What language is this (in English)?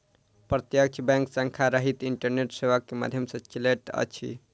Maithili